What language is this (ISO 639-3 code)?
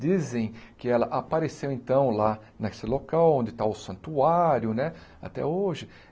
por